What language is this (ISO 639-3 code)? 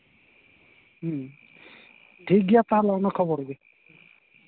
sat